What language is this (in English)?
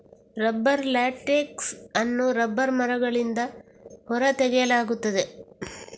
Kannada